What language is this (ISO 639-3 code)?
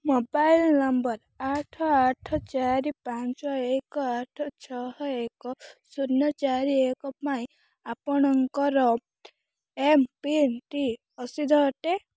ori